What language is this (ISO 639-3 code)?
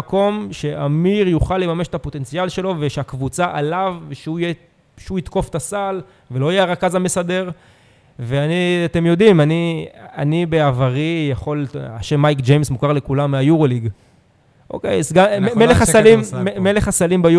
heb